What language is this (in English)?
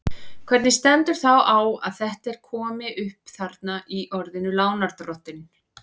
Icelandic